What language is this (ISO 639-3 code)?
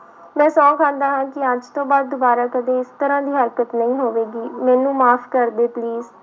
pan